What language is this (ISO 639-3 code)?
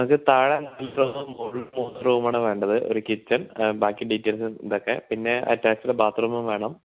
mal